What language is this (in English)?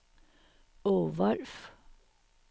Danish